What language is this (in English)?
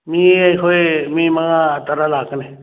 Manipuri